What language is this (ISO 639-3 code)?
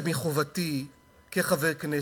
heb